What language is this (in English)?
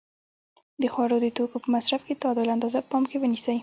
Pashto